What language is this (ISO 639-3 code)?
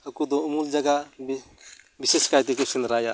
sat